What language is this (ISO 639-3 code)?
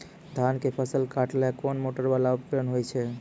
mai